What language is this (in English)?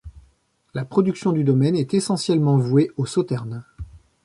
French